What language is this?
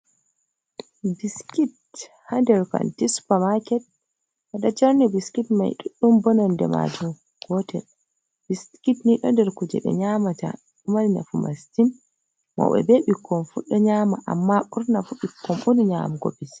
Fula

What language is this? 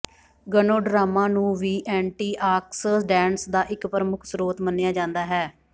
Punjabi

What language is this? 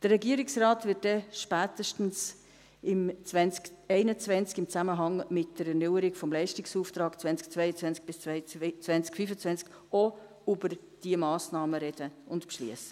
Swiss German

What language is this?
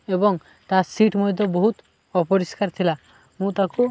Odia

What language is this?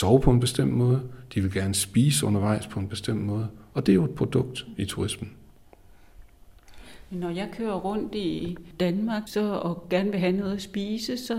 Danish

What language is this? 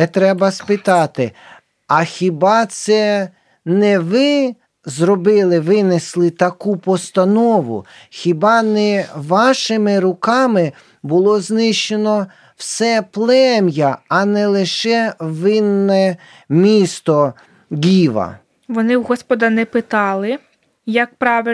Ukrainian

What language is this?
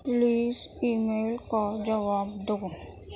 Urdu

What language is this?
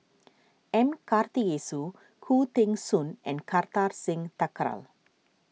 English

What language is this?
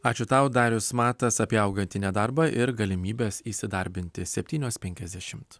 Lithuanian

